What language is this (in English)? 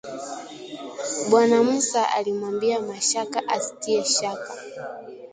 Swahili